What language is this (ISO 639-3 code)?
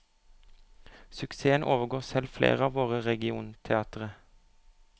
nor